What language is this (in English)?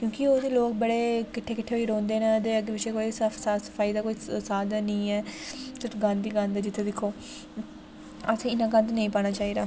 Dogri